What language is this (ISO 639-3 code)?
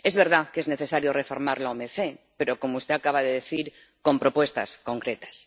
spa